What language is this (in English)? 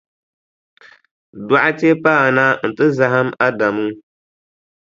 Dagbani